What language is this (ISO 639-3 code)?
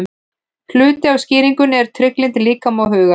isl